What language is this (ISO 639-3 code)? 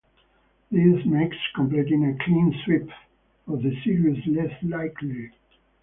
eng